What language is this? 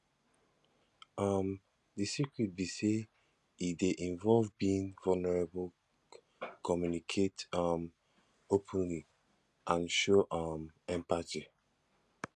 Nigerian Pidgin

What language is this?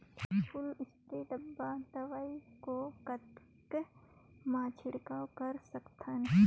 Chhattisgarhi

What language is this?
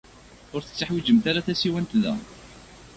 Kabyle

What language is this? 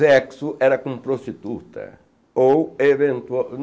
Portuguese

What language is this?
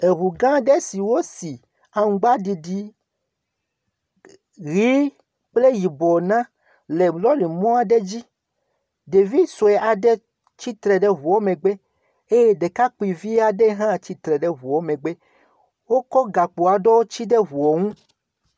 Ewe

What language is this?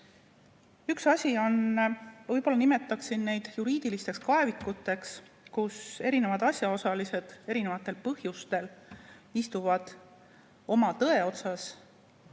Estonian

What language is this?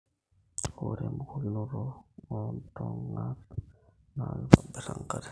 Masai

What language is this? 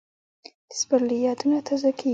Pashto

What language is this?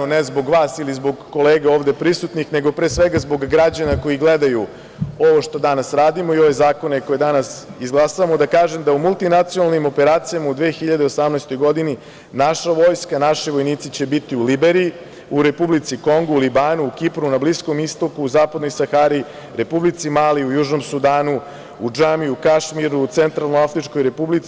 Serbian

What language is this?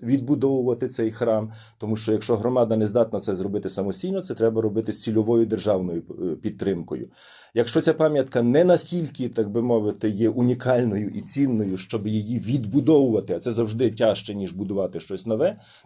Ukrainian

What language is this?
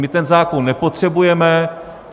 Czech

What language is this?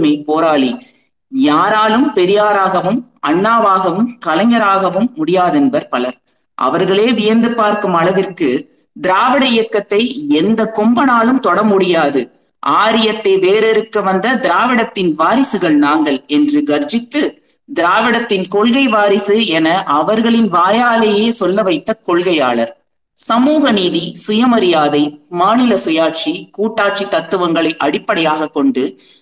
Tamil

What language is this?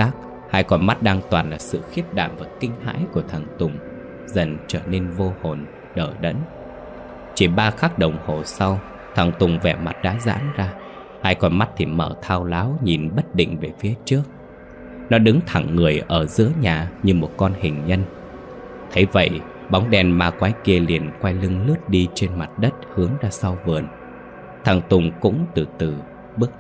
Vietnamese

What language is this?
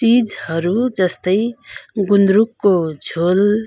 Nepali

